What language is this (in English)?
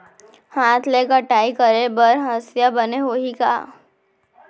Chhattisgarhi